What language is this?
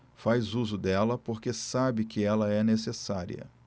Portuguese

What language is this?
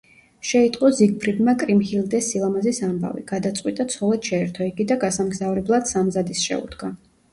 Georgian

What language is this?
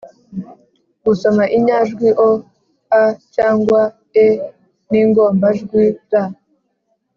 Kinyarwanda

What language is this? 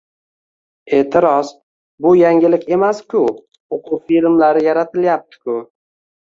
Uzbek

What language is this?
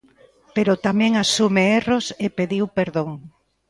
Galician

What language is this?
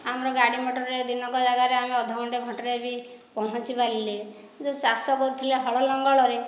Odia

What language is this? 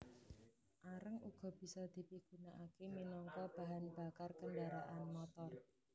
Javanese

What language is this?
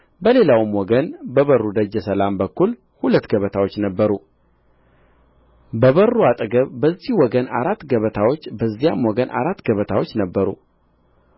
Amharic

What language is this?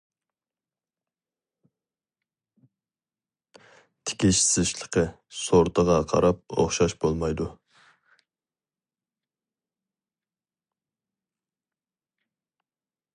Uyghur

